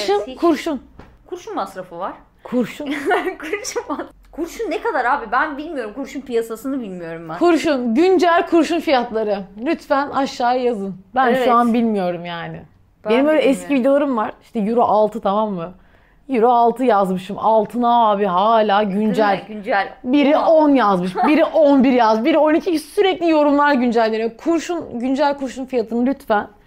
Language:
Turkish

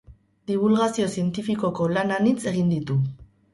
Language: Basque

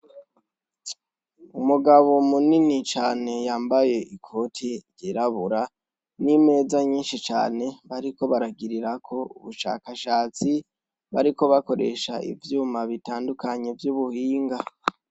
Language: Rundi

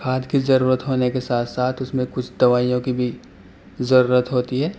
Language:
Urdu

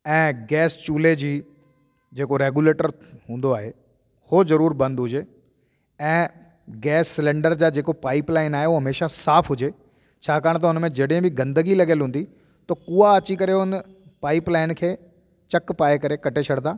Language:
Sindhi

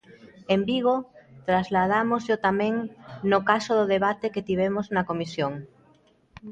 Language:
Galician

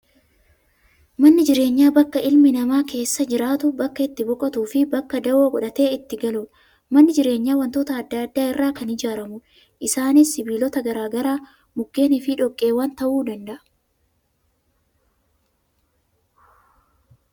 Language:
Oromo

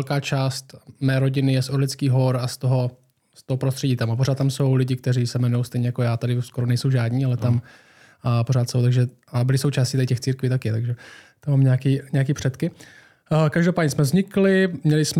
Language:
Czech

